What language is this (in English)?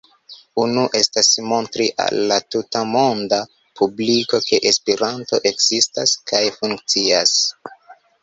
Esperanto